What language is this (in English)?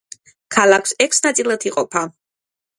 Georgian